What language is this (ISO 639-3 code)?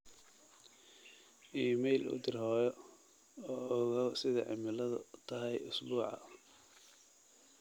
som